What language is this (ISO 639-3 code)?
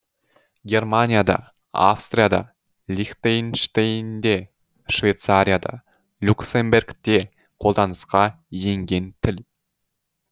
kaz